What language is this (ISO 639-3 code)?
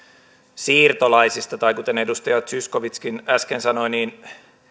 fin